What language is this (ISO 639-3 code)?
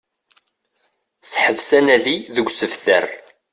kab